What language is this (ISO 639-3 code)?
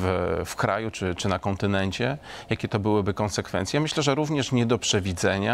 pol